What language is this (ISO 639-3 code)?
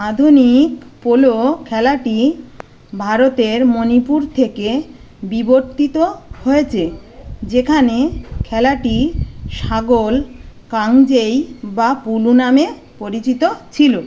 ben